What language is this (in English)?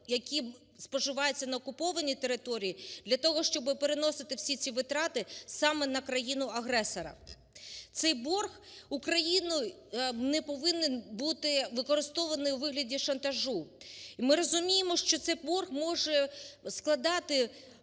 Ukrainian